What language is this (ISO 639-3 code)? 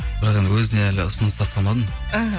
kaz